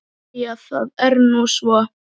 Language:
Icelandic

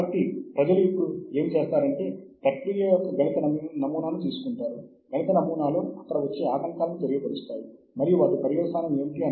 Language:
Telugu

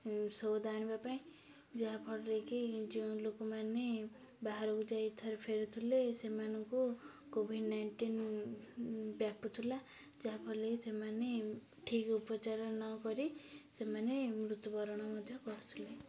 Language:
Odia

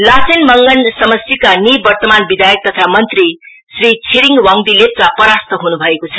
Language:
Nepali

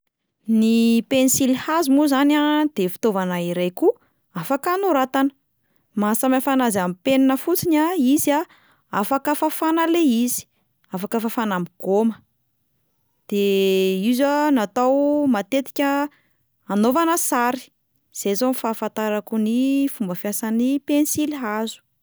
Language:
Malagasy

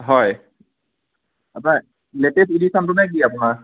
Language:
Assamese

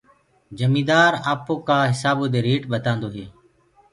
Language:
Gurgula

